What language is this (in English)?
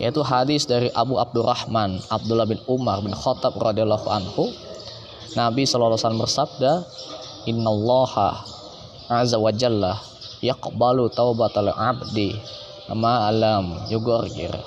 Indonesian